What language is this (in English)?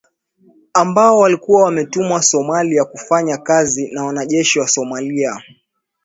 Swahili